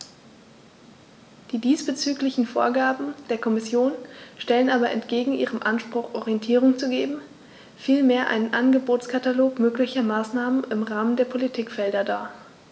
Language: German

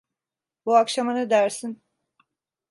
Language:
Turkish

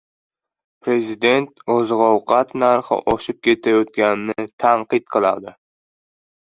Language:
Uzbek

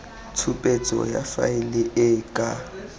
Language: Tswana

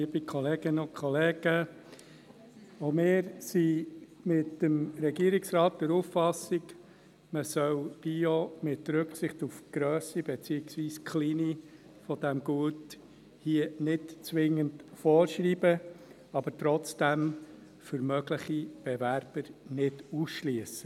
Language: Swiss German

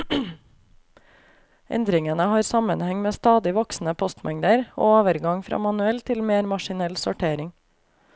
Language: Norwegian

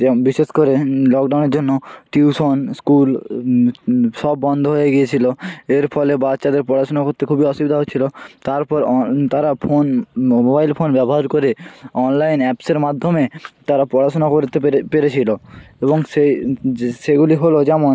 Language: Bangla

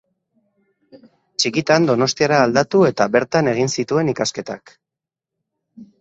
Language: Basque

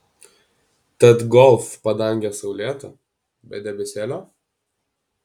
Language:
Lithuanian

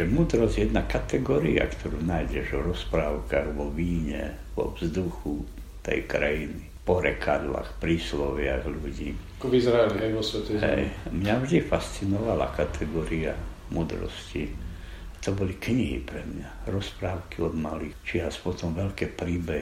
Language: Slovak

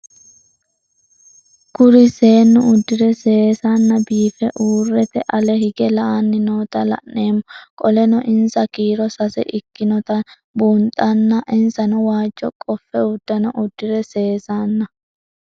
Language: Sidamo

